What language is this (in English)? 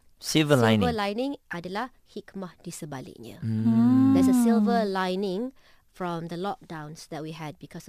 Malay